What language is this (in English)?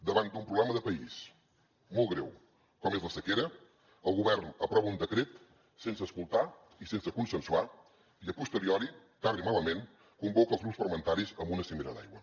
Catalan